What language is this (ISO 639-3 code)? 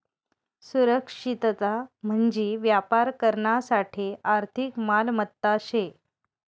mar